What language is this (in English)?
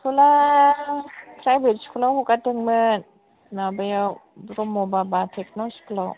Bodo